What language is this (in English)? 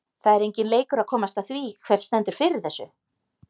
Icelandic